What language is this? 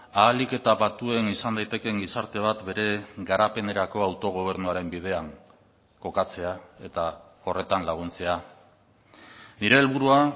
Basque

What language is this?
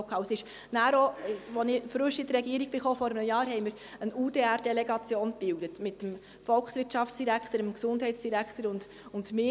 Swiss German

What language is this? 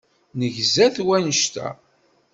Kabyle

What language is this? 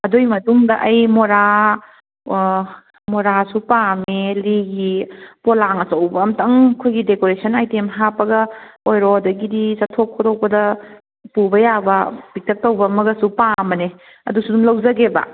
Manipuri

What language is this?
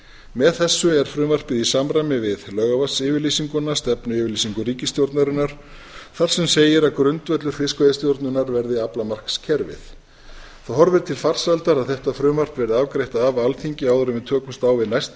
Icelandic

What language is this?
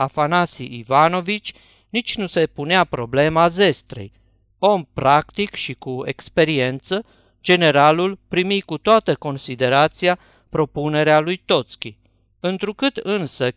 Romanian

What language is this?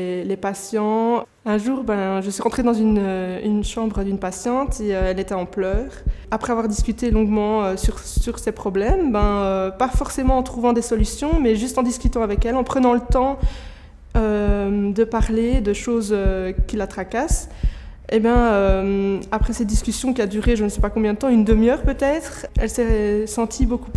French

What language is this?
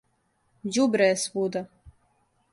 Serbian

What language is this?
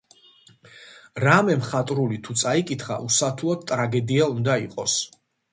Georgian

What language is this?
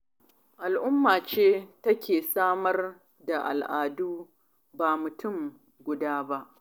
Hausa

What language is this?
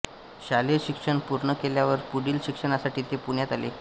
Marathi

